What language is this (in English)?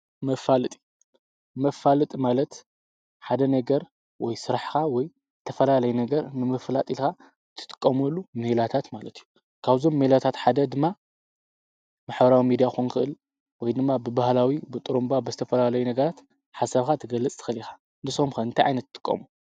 Tigrinya